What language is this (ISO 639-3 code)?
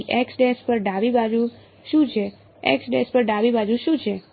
guj